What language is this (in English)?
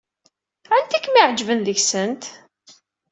Kabyle